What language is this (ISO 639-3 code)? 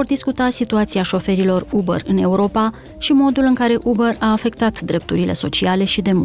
ron